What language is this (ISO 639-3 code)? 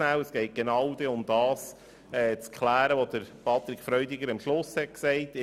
gsw